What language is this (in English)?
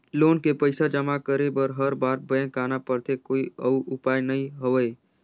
Chhattisgarhi